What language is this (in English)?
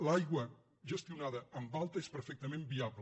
Catalan